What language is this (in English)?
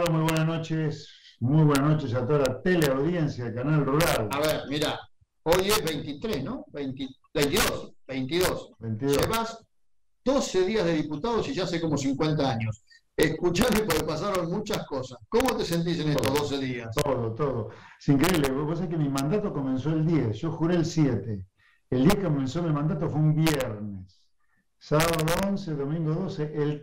Spanish